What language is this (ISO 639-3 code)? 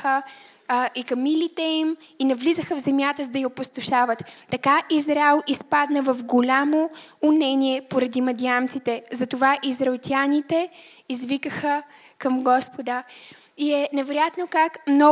bul